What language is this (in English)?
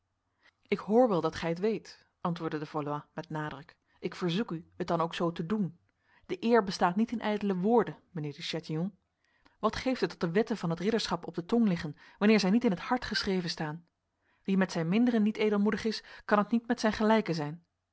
Dutch